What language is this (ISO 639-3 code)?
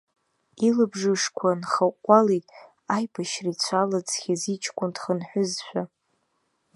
abk